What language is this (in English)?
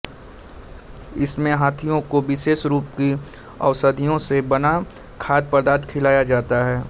Hindi